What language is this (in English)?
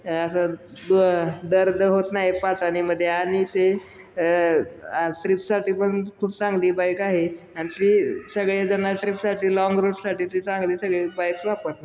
Marathi